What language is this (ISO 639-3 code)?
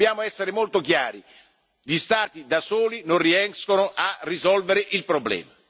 ita